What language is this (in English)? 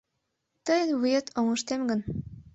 Mari